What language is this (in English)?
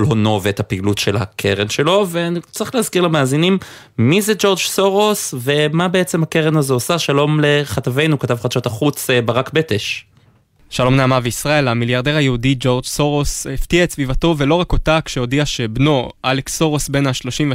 Hebrew